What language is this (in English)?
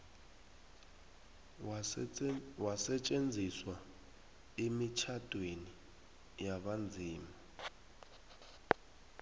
South Ndebele